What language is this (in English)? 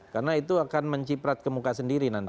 Indonesian